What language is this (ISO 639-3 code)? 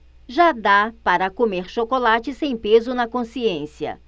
por